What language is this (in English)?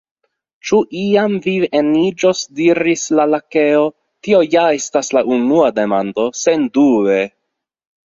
Esperanto